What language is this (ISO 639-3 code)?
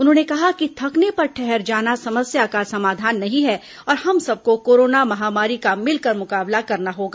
hin